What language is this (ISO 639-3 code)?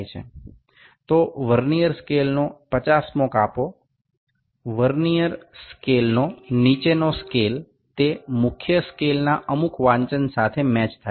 ben